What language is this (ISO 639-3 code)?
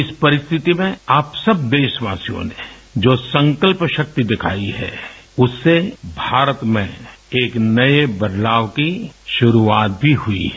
hin